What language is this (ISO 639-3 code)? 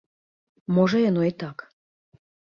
bel